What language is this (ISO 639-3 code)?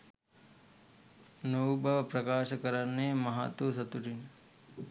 sin